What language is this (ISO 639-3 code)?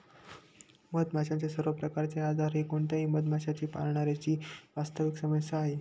mar